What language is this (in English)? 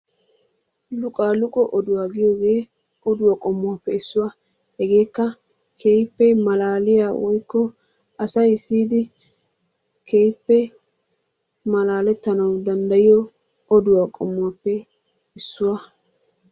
Wolaytta